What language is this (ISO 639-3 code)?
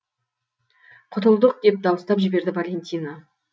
kaz